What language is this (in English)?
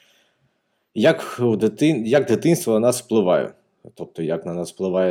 Ukrainian